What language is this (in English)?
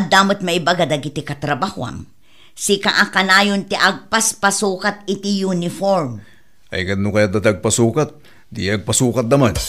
Filipino